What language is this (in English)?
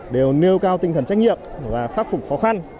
Vietnamese